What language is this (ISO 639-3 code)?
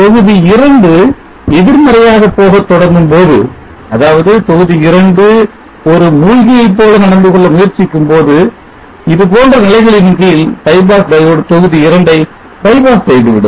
tam